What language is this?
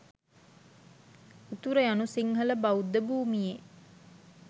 Sinhala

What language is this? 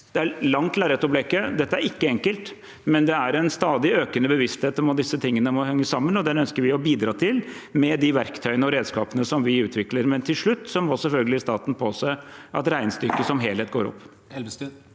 Norwegian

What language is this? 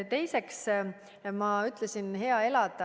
Estonian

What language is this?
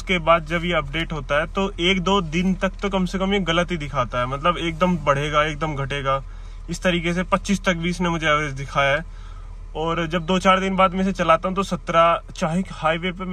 Hindi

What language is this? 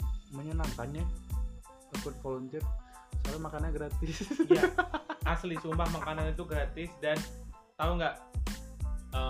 Indonesian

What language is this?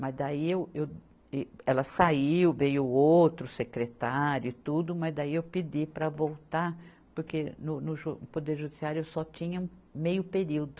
Portuguese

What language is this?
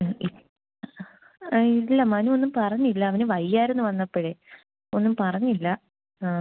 Malayalam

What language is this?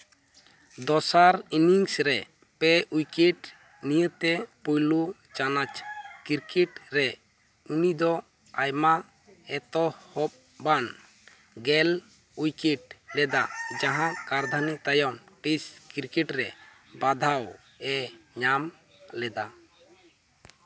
Santali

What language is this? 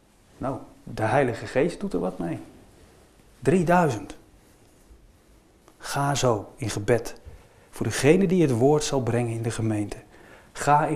Dutch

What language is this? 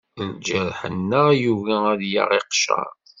Kabyle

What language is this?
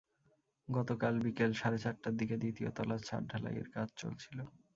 Bangla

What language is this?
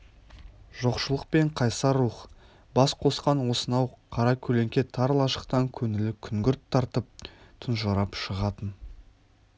Kazakh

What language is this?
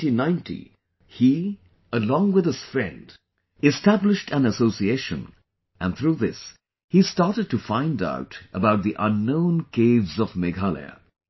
English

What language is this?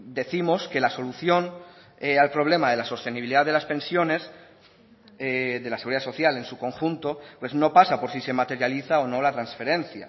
Spanish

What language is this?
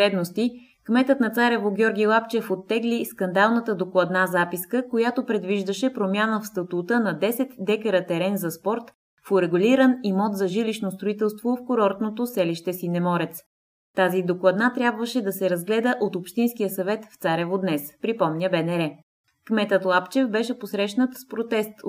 Bulgarian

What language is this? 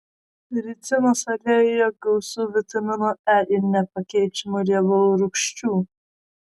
Lithuanian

